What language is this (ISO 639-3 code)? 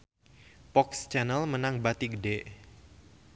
sun